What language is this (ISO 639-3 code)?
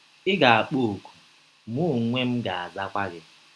ibo